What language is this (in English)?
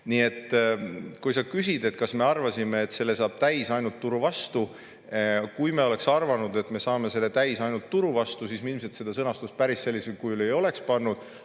Estonian